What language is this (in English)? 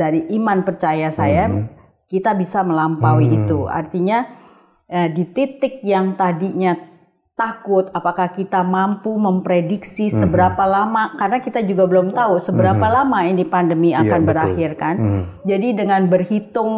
Indonesian